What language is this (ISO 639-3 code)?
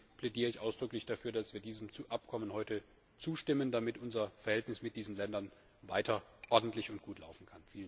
deu